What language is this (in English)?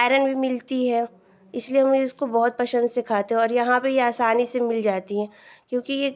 Hindi